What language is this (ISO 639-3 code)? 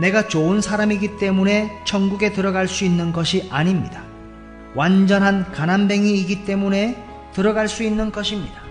kor